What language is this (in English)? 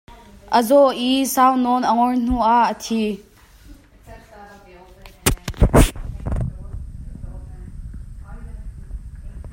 Hakha Chin